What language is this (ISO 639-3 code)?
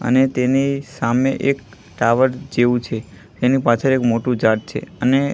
guj